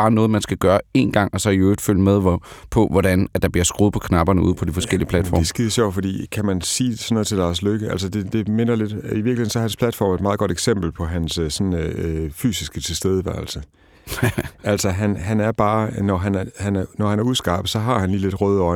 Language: Danish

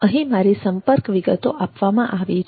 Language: Gujarati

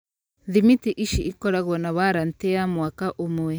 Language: Kikuyu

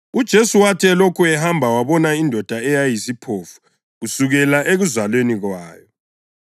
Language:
North Ndebele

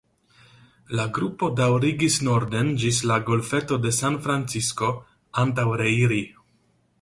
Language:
Esperanto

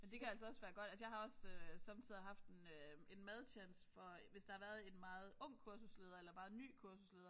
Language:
Danish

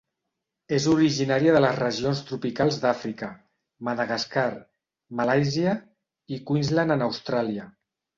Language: Catalan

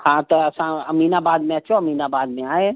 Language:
Sindhi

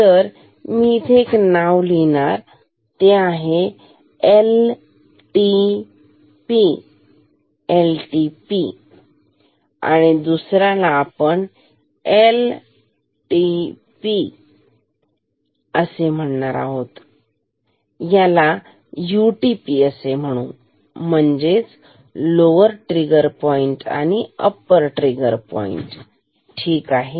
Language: Marathi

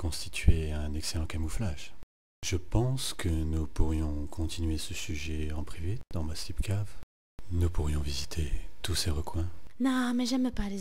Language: French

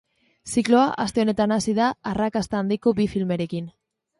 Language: Basque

